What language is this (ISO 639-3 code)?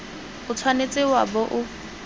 tsn